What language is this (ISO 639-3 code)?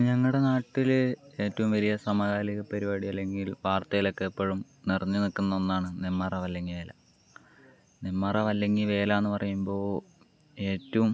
mal